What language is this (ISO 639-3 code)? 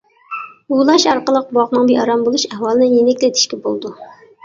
uig